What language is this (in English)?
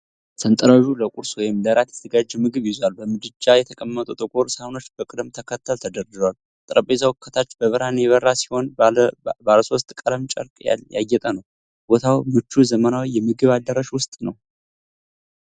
Amharic